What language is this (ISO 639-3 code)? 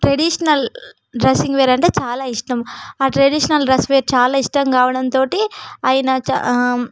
tel